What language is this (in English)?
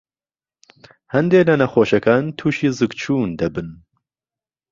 Central Kurdish